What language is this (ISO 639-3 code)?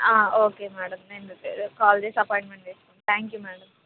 tel